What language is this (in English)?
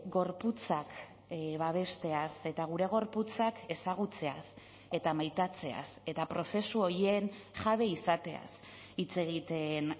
Basque